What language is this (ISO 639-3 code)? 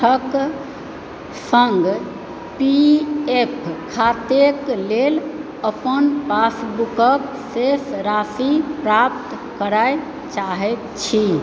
mai